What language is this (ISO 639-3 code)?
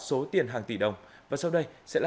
vie